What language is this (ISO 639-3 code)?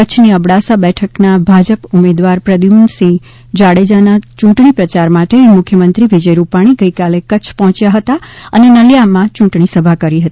guj